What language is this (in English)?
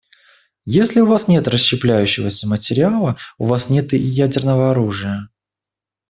Russian